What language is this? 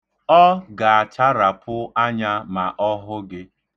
Igbo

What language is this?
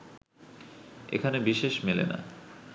Bangla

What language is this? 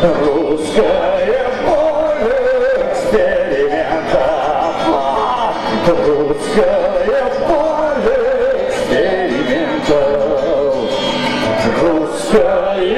Arabic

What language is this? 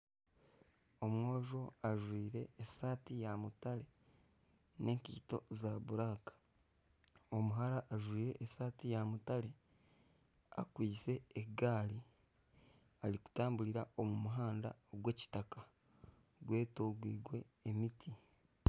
Nyankole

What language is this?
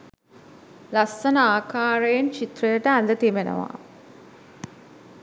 Sinhala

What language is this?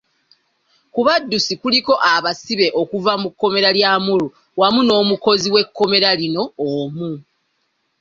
Ganda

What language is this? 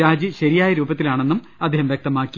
Malayalam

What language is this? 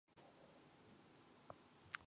Mongolian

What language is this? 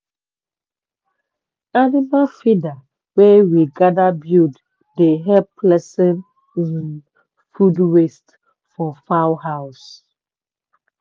Nigerian Pidgin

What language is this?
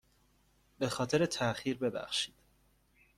Persian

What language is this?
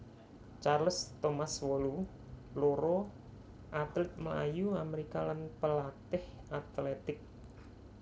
Javanese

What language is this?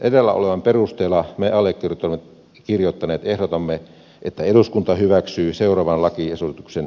Finnish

